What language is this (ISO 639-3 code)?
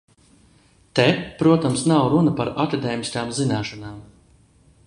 lav